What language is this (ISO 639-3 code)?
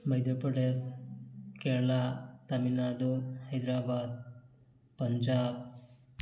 mni